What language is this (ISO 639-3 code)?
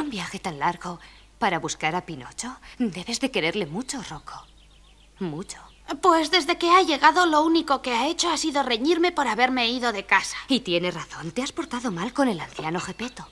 spa